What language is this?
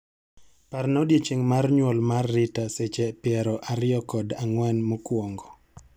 Luo (Kenya and Tanzania)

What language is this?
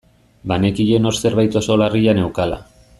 Basque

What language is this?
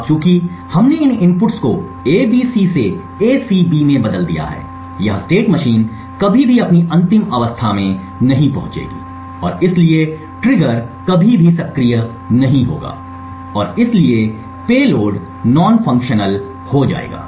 Hindi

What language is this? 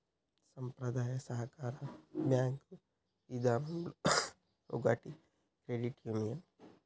Telugu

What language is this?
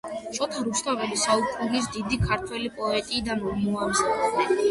Georgian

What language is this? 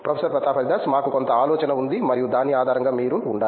Telugu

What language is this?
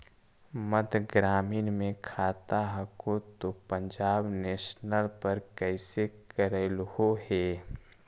Magahi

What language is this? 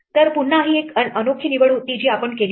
Marathi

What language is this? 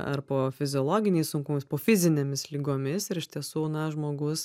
Lithuanian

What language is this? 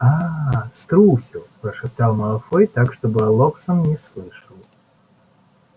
Russian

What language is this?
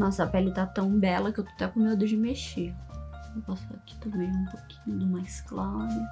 Portuguese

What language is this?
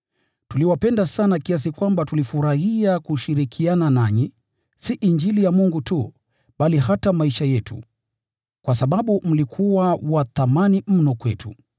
Swahili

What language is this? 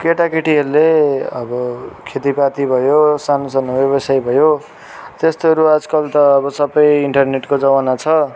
Nepali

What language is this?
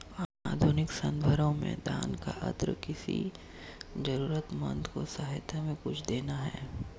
Hindi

